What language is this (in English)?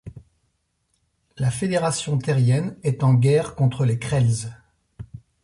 French